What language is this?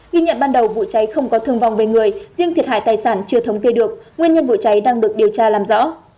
Vietnamese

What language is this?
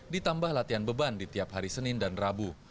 Indonesian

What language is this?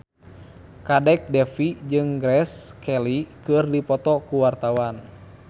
Sundanese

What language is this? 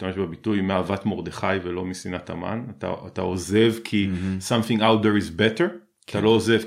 Hebrew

